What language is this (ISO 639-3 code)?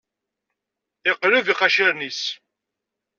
kab